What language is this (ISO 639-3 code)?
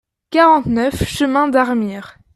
fra